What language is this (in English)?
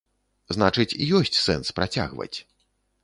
Belarusian